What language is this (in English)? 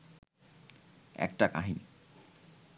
Bangla